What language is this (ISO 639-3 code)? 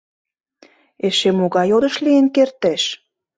chm